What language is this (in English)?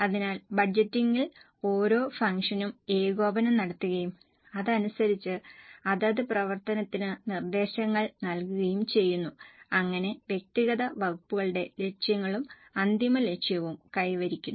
Malayalam